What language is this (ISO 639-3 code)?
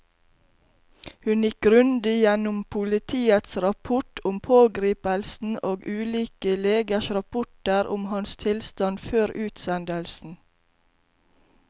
nor